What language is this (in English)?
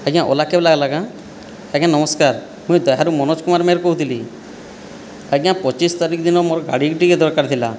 Odia